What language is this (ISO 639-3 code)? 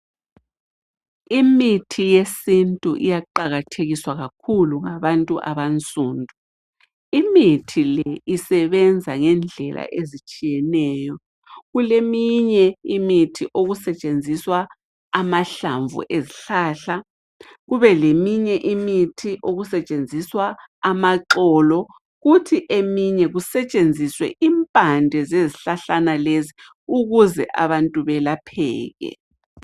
nde